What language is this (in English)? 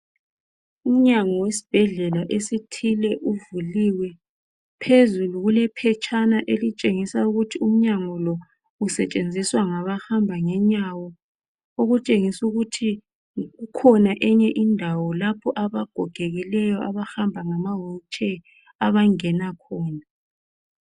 North Ndebele